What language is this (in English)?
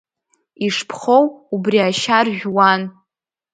Abkhazian